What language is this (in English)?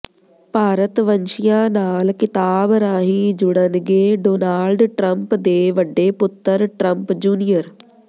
Punjabi